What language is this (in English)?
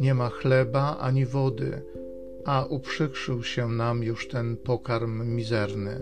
Polish